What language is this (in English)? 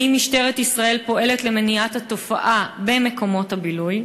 Hebrew